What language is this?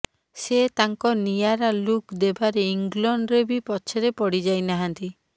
Odia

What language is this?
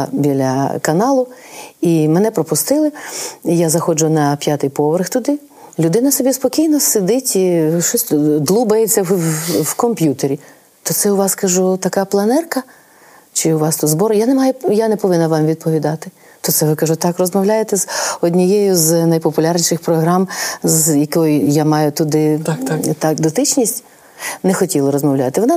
Ukrainian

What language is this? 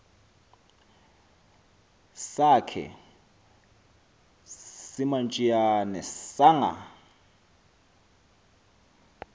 Xhosa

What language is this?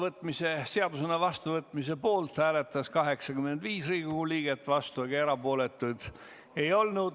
Estonian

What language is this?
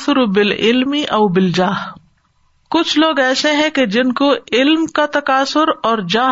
Urdu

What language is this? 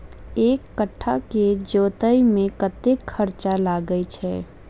Maithili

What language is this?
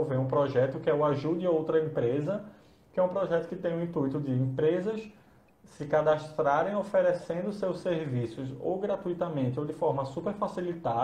Portuguese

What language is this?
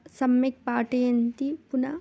Sanskrit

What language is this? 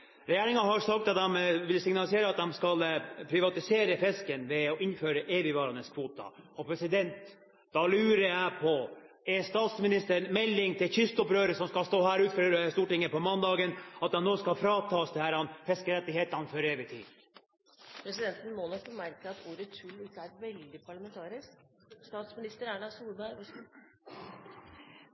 Norwegian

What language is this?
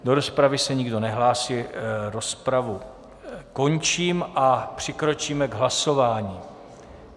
Czech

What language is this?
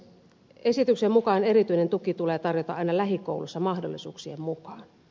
Finnish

